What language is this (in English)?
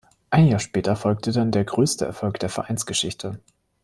German